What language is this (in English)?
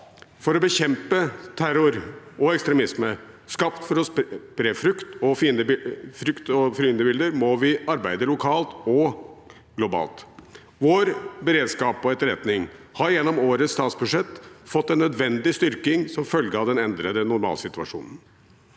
Norwegian